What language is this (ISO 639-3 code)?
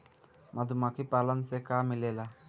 bho